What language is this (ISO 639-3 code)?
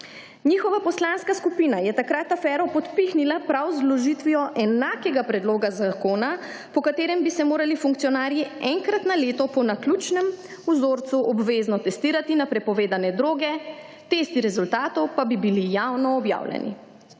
slv